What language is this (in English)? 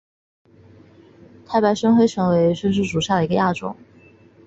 Chinese